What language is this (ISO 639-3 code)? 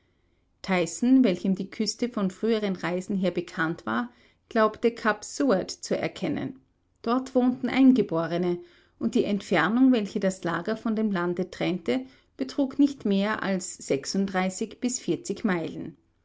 deu